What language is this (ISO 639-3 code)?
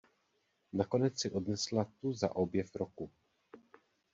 ces